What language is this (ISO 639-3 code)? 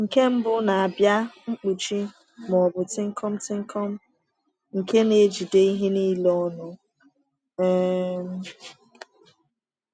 ibo